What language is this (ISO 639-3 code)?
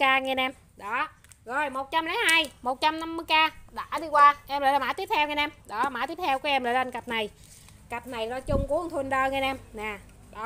vie